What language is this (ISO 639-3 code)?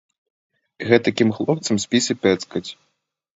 bel